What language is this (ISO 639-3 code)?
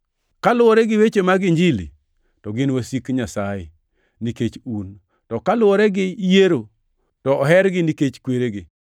luo